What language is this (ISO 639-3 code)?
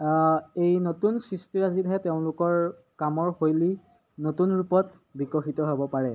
asm